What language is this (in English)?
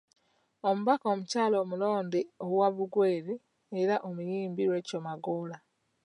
Ganda